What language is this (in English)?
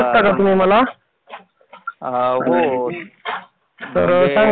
Marathi